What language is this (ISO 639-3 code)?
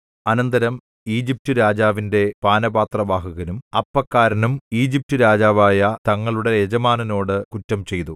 mal